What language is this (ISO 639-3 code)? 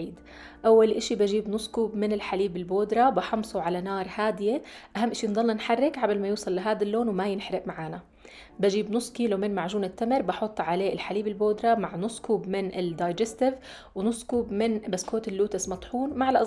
ara